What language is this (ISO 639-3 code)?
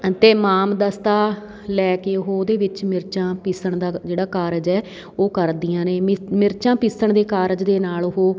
pan